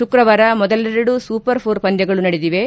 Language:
Kannada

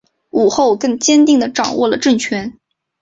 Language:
Chinese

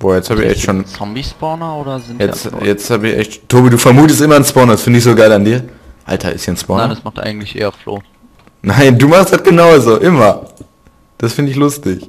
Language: German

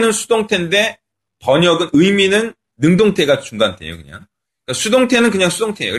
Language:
Korean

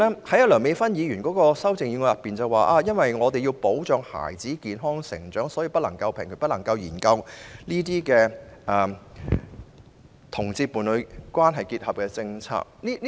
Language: Cantonese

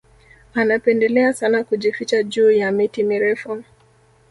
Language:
Swahili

